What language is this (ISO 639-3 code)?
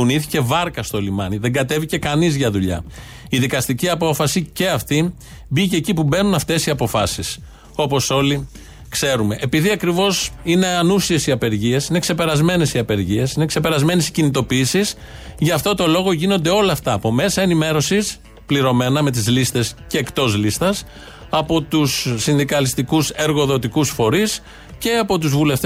ell